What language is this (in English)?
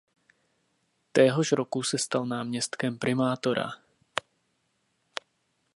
Czech